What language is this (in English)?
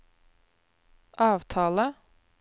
Norwegian